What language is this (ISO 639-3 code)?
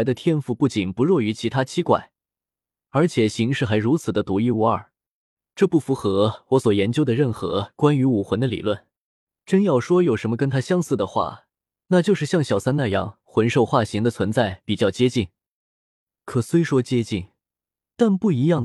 zho